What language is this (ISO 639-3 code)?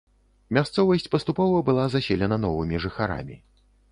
bel